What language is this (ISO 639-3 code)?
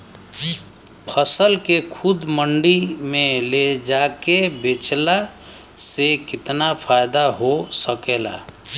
bho